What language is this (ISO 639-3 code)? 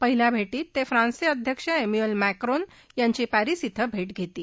mar